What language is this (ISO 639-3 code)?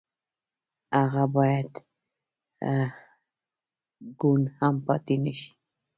pus